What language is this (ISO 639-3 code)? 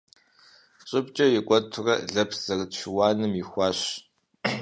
kbd